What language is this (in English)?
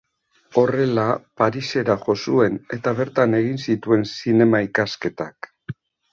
Basque